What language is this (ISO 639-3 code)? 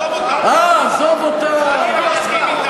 heb